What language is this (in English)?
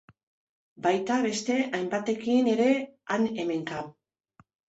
Basque